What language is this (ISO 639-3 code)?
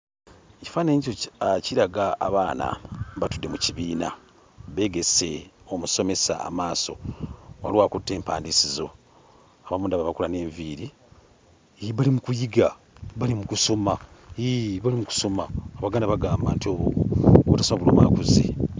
lug